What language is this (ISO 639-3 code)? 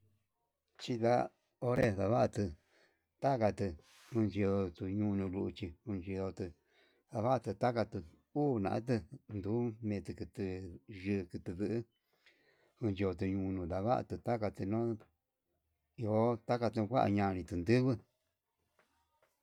mab